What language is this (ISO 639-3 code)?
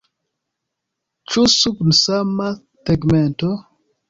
epo